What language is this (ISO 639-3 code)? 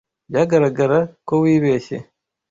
kin